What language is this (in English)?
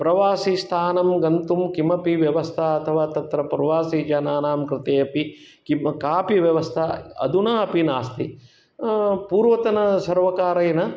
Sanskrit